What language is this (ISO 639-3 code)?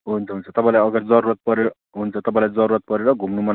nep